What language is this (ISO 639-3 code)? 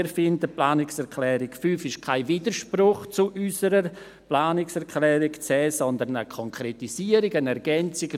gsw